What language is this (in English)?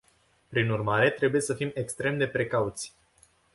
Romanian